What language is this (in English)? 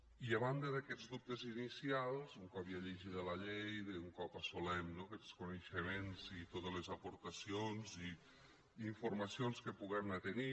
Catalan